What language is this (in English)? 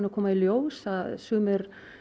Icelandic